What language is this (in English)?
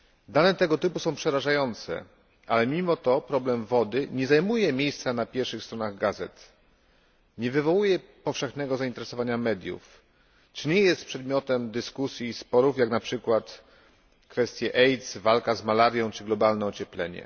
Polish